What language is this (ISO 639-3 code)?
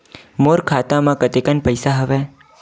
hne